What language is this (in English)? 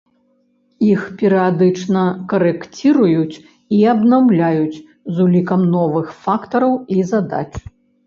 Belarusian